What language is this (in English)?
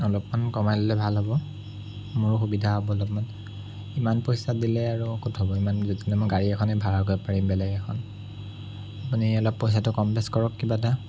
Assamese